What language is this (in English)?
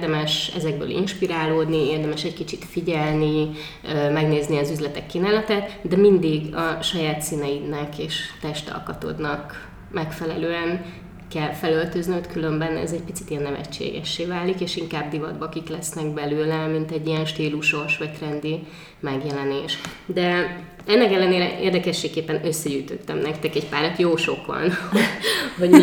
Hungarian